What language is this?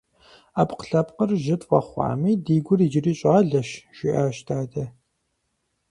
Kabardian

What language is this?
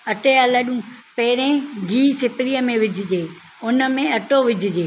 Sindhi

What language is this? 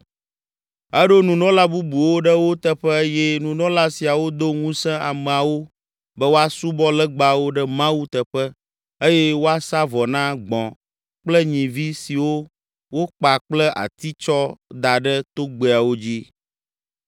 Ewe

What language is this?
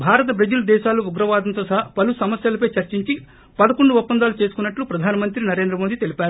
Telugu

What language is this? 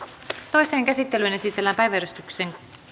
Finnish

